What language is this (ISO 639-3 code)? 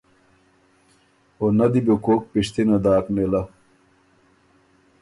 oru